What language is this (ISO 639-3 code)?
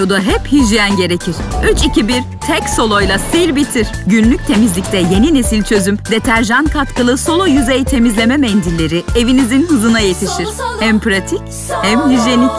tur